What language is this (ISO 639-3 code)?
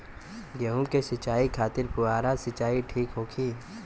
bho